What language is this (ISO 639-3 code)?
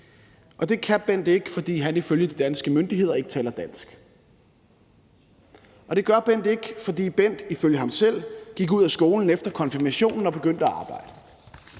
dan